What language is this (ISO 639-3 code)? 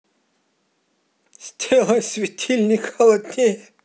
rus